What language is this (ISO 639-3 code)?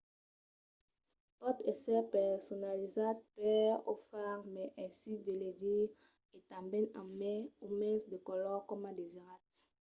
oci